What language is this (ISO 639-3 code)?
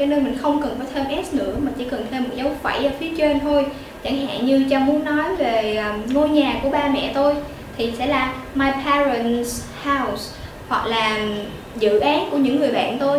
vie